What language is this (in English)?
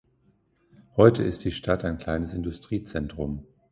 German